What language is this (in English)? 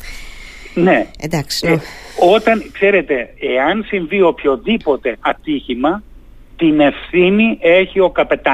Greek